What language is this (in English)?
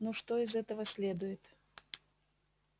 Russian